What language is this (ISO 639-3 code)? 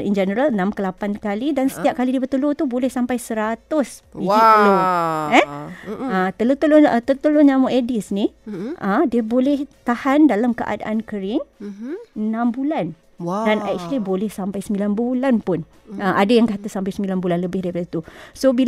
msa